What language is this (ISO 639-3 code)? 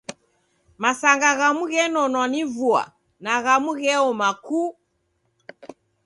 dav